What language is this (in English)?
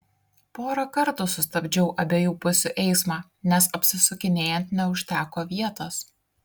Lithuanian